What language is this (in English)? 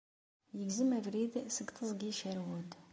Kabyle